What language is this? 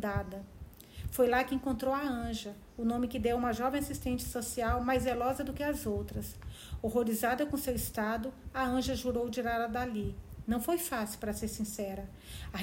Portuguese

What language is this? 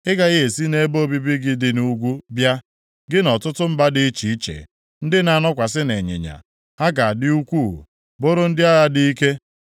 Igbo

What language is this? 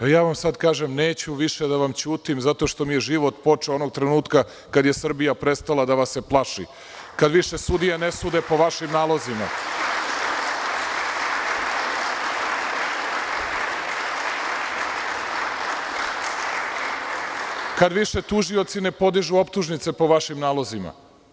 Serbian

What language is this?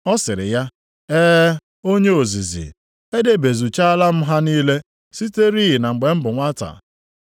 Igbo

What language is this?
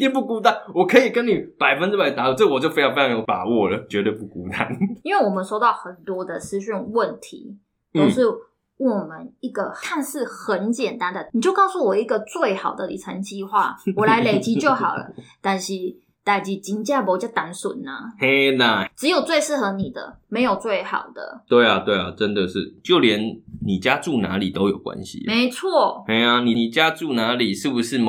Chinese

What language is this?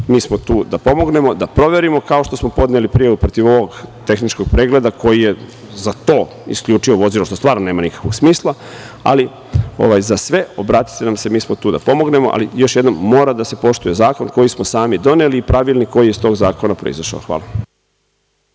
Serbian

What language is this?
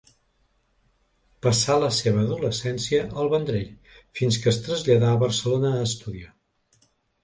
Catalan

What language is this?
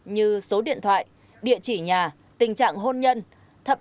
Vietnamese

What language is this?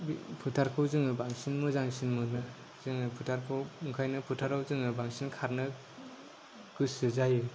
Bodo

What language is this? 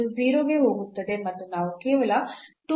Kannada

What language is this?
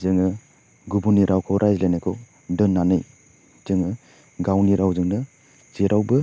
Bodo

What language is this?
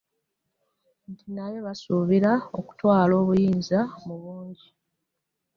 Ganda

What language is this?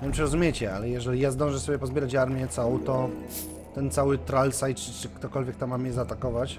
Polish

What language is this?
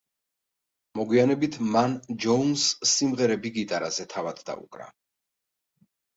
Georgian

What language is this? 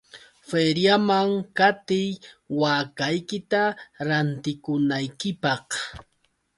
Yauyos Quechua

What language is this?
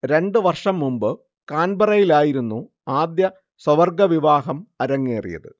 Malayalam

